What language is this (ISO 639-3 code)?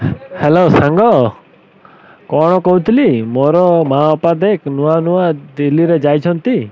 ori